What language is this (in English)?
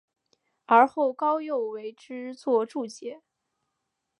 Chinese